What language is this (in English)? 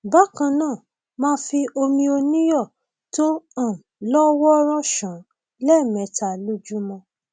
Yoruba